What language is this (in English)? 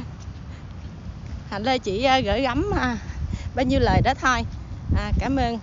Vietnamese